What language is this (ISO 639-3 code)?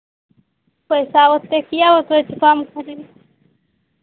mai